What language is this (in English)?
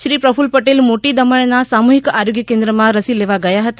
Gujarati